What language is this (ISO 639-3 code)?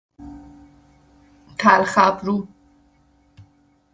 fas